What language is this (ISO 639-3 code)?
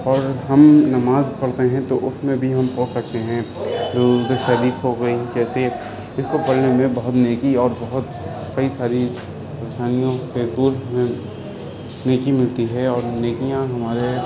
urd